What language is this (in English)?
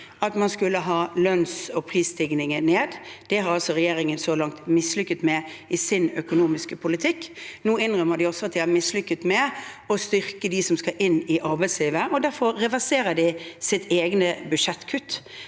Norwegian